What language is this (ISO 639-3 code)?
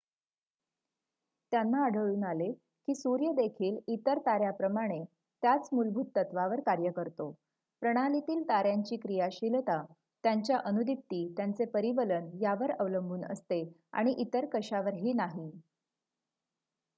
mar